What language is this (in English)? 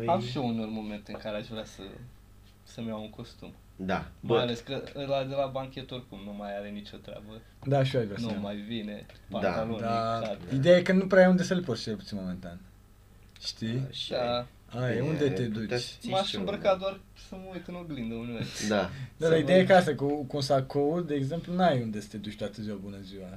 Romanian